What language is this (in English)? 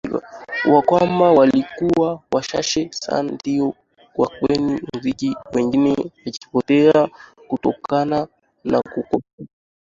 Swahili